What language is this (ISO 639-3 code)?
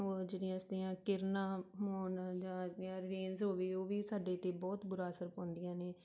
pan